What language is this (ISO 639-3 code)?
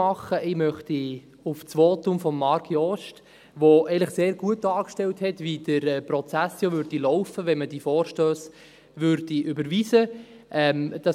gsw